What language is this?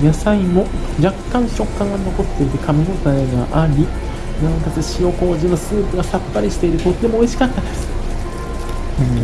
Japanese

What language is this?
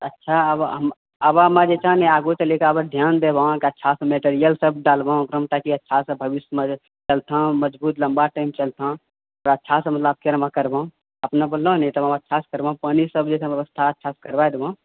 Maithili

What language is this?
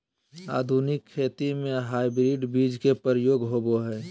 Magahi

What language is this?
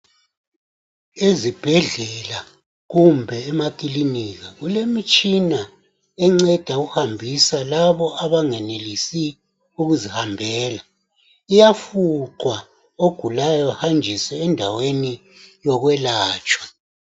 North Ndebele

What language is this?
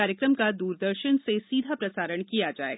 Hindi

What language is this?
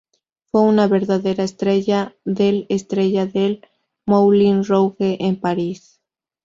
Spanish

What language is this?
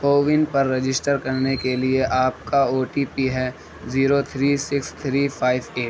Urdu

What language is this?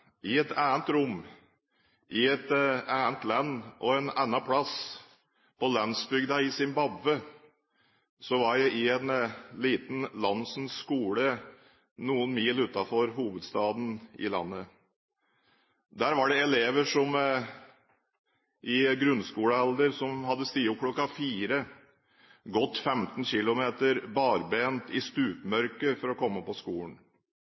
Norwegian Bokmål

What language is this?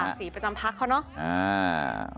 Thai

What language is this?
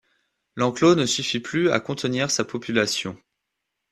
French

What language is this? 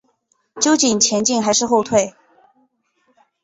Chinese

